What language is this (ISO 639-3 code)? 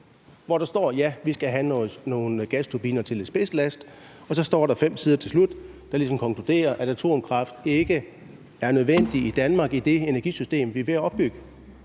dan